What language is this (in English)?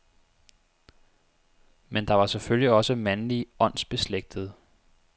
Danish